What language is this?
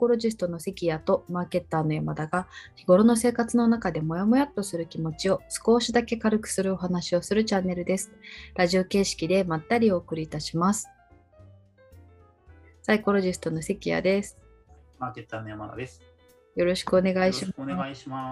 Japanese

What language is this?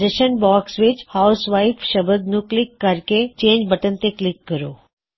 Punjabi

